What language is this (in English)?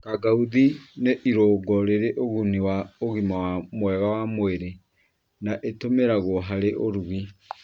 Kikuyu